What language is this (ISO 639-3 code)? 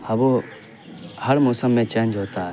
urd